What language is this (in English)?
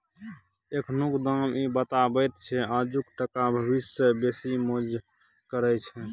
Maithili